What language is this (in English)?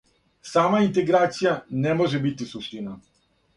Serbian